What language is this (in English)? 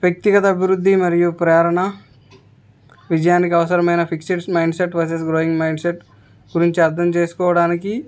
Telugu